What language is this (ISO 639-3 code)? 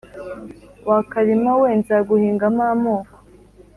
kin